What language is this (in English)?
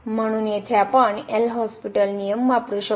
Marathi